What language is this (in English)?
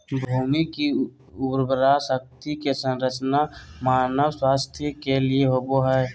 Magahi